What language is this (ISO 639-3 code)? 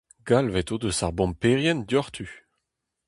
bre